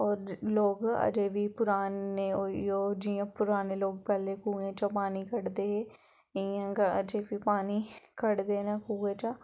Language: Dogri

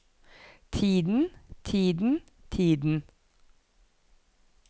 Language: Norwegian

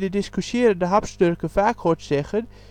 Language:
Dutch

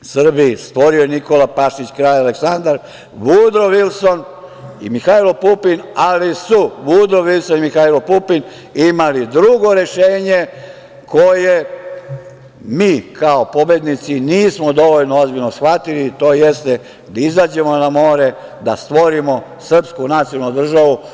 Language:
Serbian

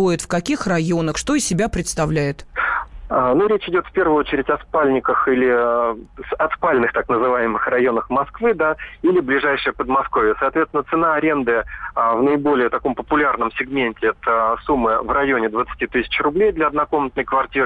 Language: Russian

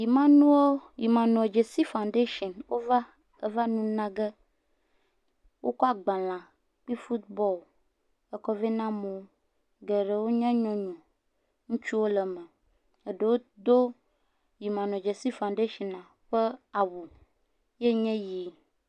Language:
Ewe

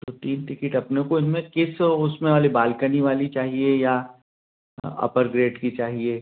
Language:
Hindi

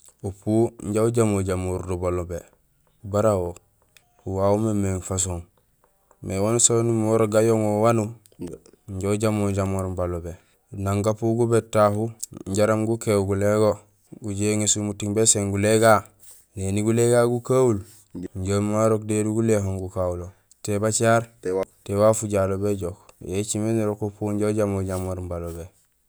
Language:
Gusilay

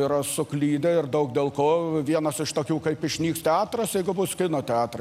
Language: Lithuanian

